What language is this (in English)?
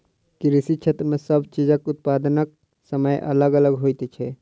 Maithili